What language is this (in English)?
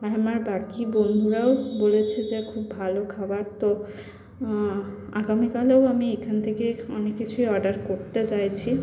Bangla